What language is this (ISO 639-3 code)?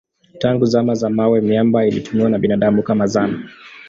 swa